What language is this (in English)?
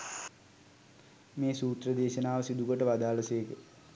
Sinhala